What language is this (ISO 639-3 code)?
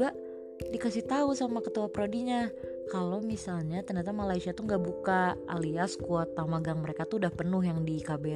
ind